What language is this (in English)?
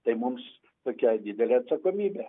Lithuanian